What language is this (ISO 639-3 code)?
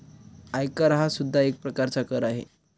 mar